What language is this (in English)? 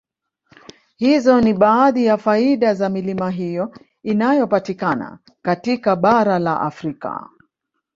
Swahili